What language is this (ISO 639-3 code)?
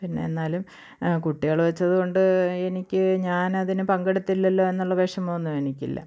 mal